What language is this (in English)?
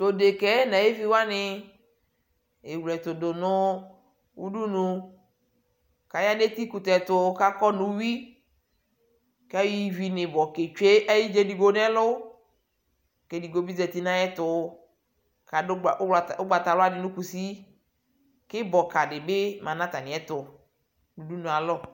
Ikposo